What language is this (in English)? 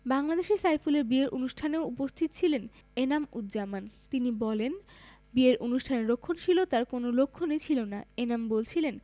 Bangla